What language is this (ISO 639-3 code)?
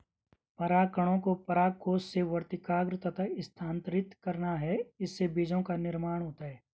hin